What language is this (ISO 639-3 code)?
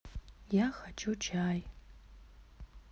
rus